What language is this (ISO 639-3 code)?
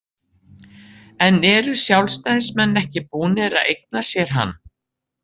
isl